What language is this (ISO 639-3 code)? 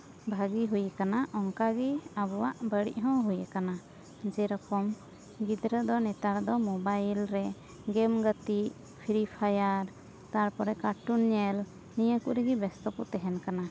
sat